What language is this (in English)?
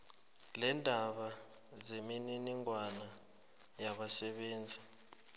South Ndebele